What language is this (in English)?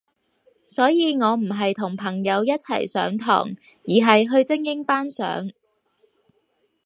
Cantonese